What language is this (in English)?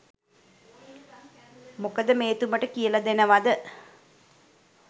Sinhala